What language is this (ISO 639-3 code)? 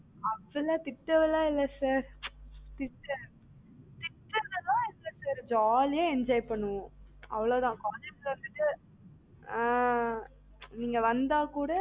tam